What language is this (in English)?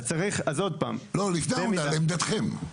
Hebrew